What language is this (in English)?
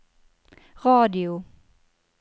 Norwegian